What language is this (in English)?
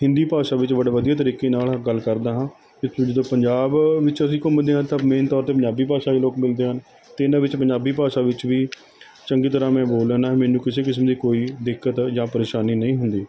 Punjabi